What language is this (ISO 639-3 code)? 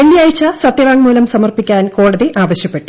mal